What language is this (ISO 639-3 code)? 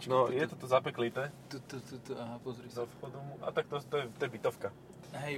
slk